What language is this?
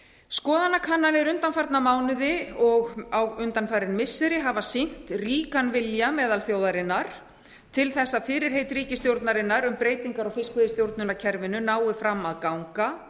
Icelandic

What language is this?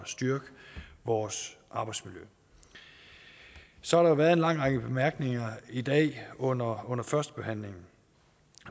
Danish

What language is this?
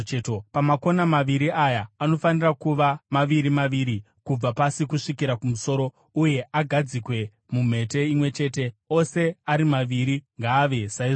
Shona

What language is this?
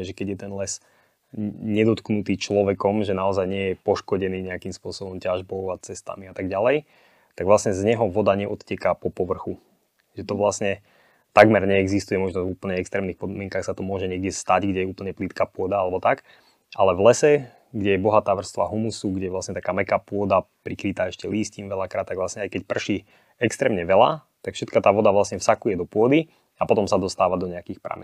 Slovak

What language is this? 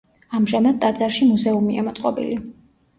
Georgian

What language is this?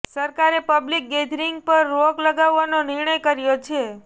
Gujarati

